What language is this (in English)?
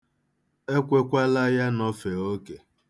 Igbo